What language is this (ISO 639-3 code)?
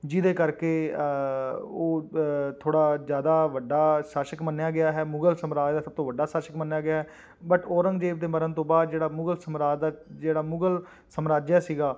pan